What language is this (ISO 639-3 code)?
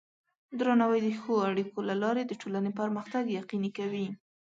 pus